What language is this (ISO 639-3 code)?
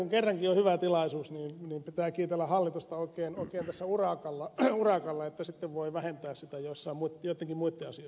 fin